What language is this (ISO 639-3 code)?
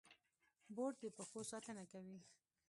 pus